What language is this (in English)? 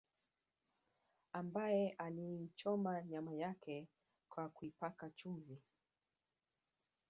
Swahili